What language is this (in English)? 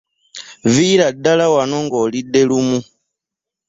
Ganda